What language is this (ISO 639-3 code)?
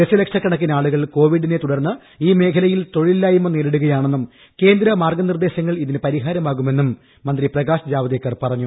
mal